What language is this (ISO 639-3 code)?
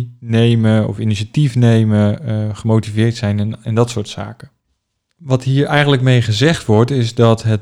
nld